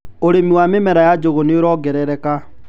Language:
Kikuyu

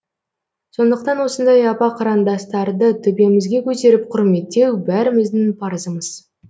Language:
Kazakh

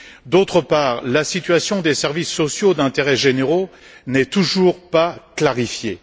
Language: French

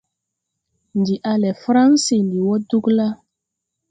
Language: Tupuri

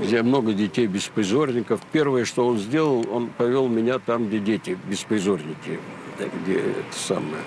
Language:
Russian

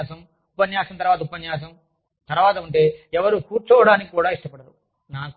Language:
Telugu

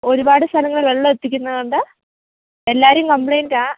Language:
Malayalam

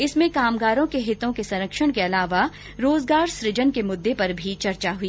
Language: Hindi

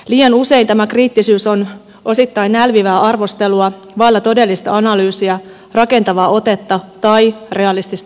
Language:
Finnish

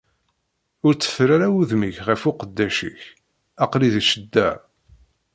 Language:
Kabyle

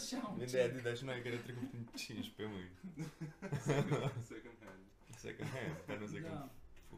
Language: Romanian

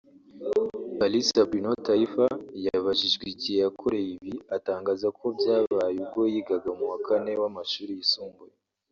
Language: Kinyarwanda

